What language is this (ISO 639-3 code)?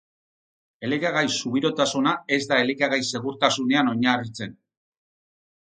eus